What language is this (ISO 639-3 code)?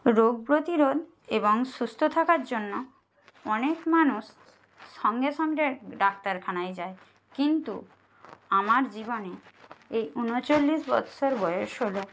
ben